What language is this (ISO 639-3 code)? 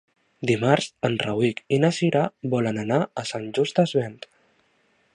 cat